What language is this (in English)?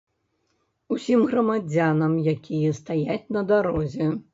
Belarusian